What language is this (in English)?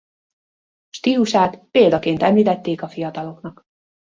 Hungarian